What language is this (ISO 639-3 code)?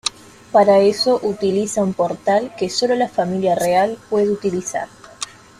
spa